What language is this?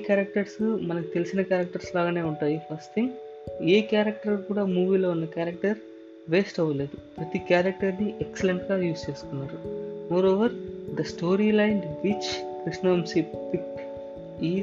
Telugu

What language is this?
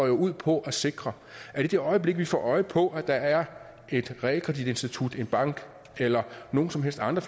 Danish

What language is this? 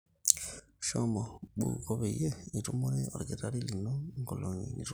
Masai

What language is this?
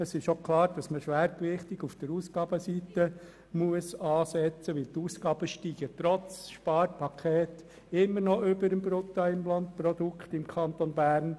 Swiss German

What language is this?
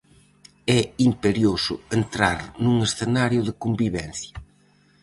Galician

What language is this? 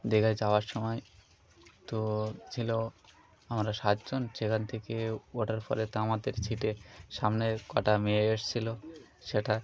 Bangla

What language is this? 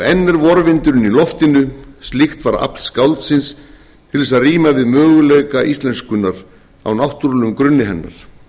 Icelandic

